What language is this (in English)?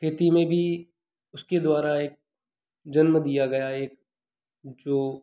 Hindi